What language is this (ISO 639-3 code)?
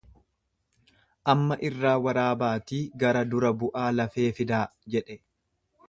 orm